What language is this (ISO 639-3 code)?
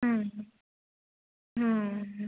kan